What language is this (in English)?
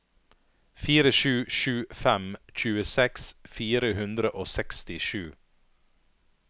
Norwegian